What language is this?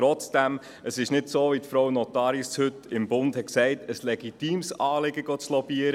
Swiss German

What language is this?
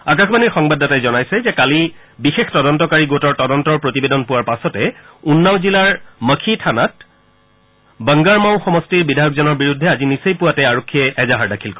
Assamese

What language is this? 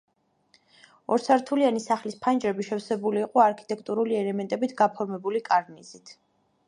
Georgian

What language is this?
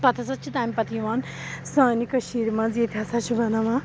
Kashmiri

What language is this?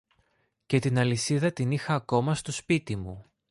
Greek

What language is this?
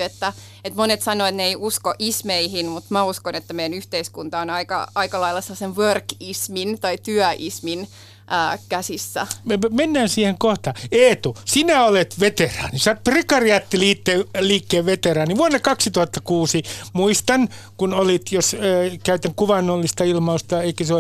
Finnish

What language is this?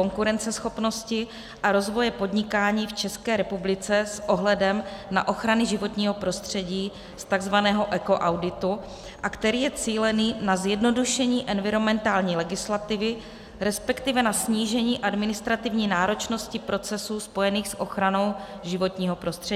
Czech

